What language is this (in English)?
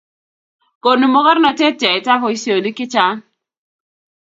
Kalenjin